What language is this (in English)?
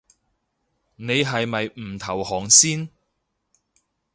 Cantonese